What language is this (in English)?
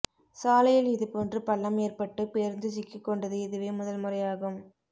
Tamil